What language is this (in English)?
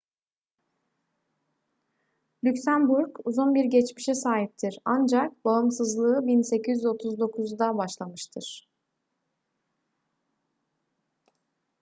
Turkish